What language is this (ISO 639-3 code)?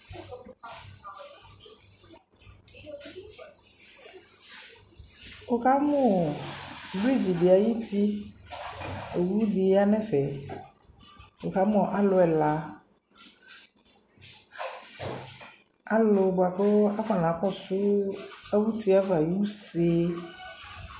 kpo